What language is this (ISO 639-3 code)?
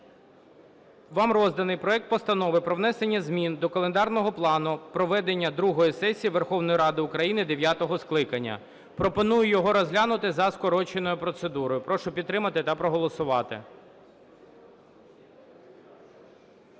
ukr